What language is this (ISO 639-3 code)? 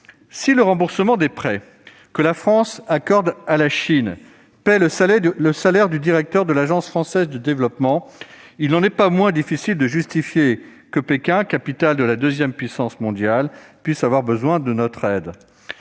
fra